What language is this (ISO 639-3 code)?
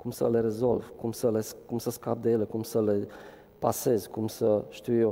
ron